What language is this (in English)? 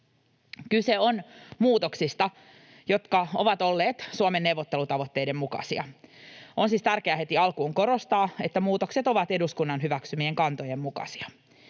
Finnish